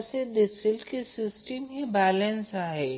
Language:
Marathi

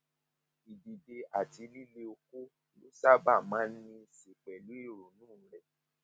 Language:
Yoruba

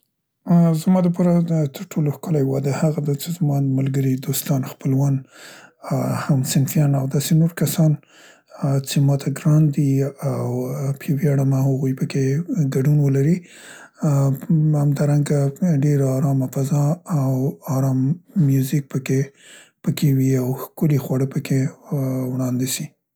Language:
Central Pashto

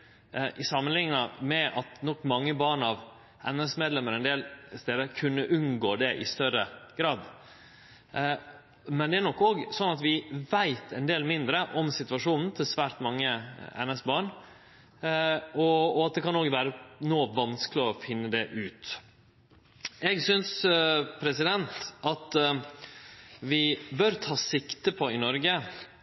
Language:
Norwegian Nynorsk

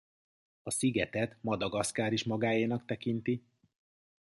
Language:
Hungarian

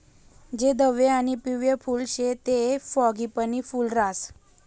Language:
Marathi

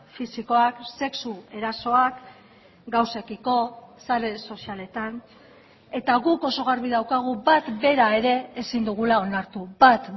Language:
Basque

